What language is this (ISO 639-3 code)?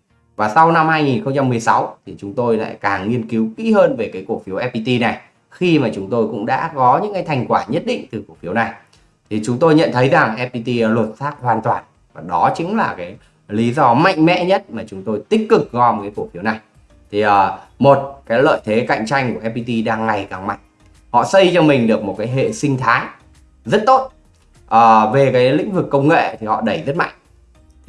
vie